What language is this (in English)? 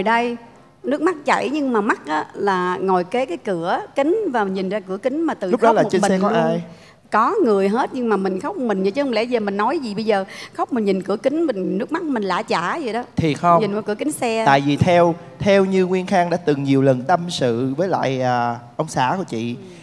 Vietnamese